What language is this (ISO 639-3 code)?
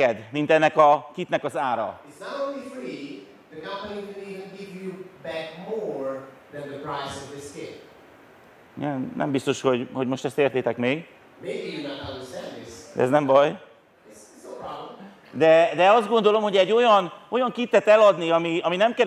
hun